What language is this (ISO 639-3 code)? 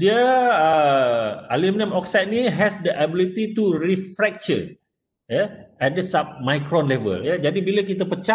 msa